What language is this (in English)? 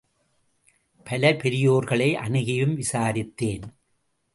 Tamil